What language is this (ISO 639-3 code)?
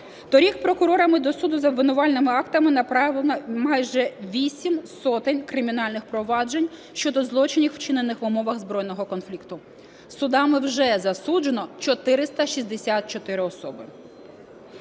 ukr